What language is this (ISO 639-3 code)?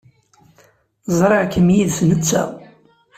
kab